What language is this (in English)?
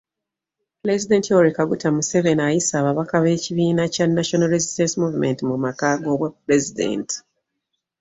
Ganda